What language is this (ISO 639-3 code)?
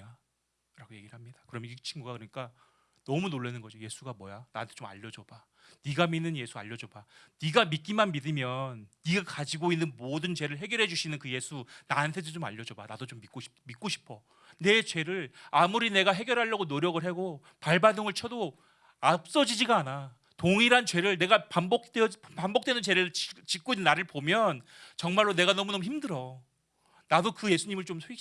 kor